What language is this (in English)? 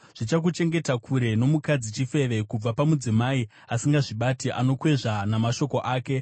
Shona